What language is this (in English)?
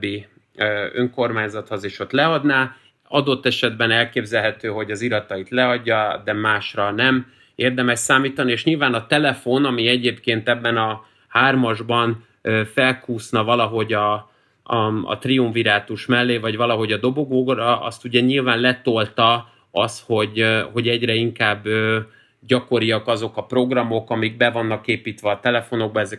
Hungarian